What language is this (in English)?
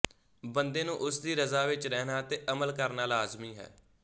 Punjabi